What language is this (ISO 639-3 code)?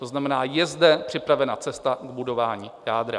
ces